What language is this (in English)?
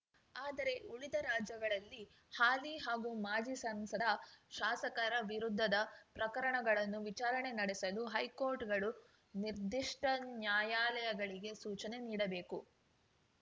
Kannada